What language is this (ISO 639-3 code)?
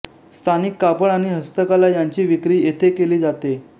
mar